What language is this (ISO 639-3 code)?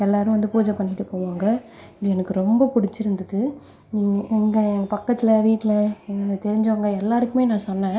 tam